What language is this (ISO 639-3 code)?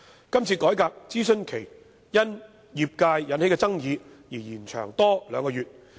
yue